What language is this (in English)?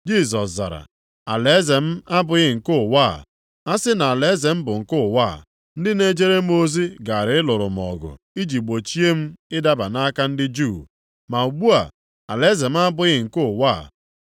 Igbo